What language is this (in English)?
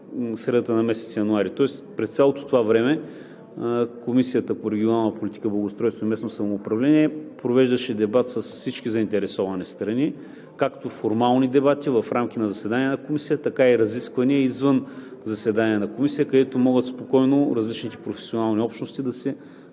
Bulgarian